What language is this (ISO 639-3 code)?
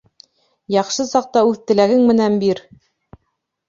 bak